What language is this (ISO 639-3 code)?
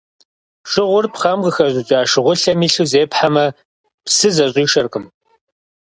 kbd